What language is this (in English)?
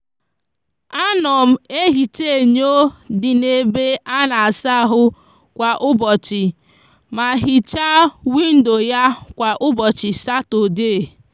Igbo